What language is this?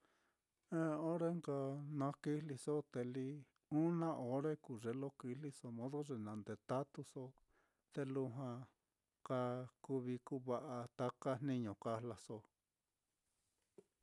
Mitlatongo Mixtec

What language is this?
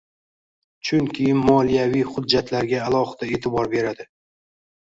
Uzbek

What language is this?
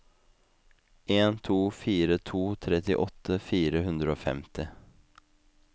Norwegian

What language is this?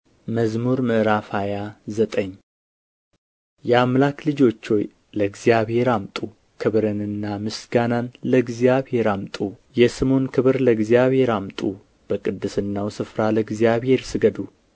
Amharic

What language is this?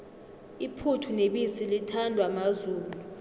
South Ndebele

